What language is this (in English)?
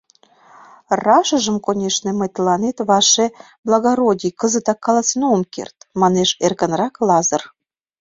Mari